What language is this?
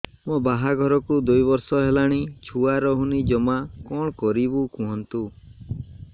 Odia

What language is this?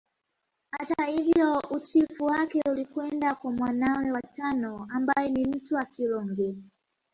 Swahili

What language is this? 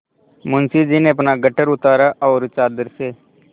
Hindi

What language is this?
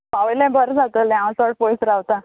Konkani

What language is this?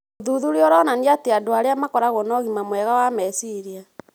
Kikuyu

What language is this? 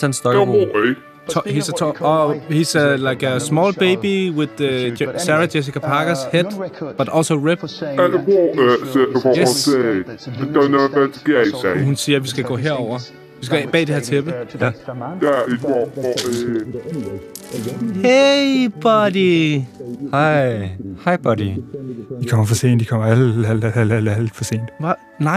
Danish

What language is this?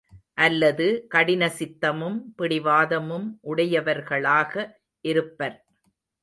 Tamil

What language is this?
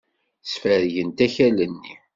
Kabyle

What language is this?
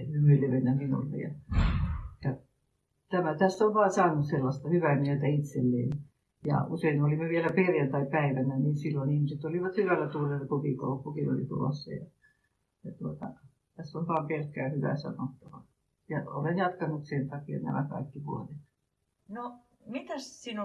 Finnish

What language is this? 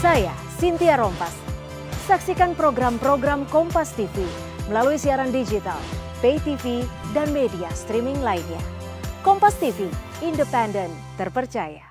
Indonesian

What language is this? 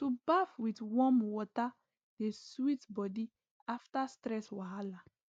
Nigerian Pidgin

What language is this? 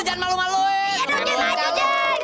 Indonesian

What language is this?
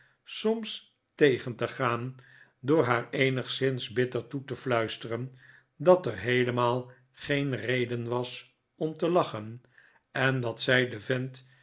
Dutch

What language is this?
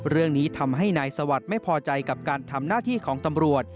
Thai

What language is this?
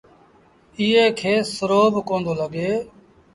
Sindhi Bhil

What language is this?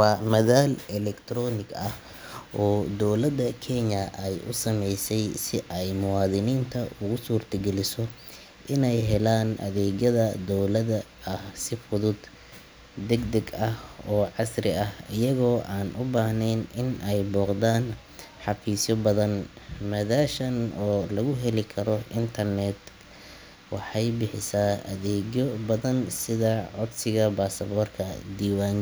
Somali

